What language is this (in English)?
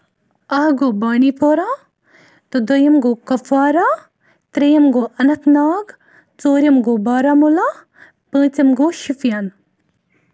Kashmiri